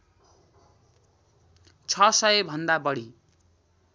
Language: Nepali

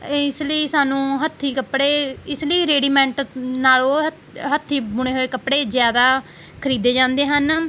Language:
Punjabi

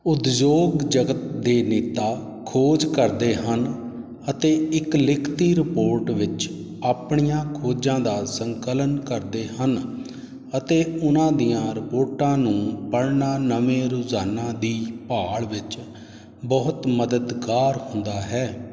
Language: Punjabi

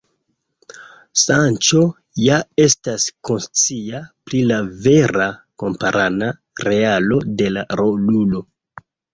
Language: Esperanto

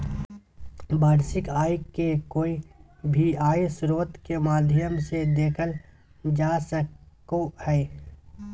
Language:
Magahi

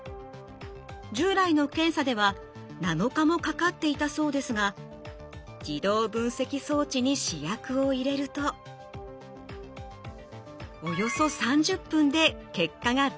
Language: Japanese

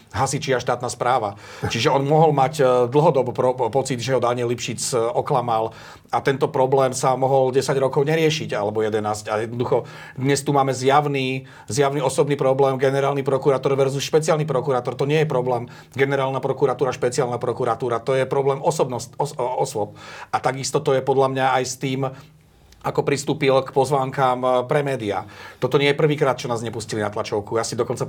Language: Slovak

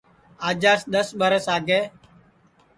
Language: Sansi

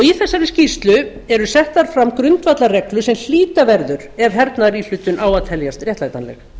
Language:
Icelandic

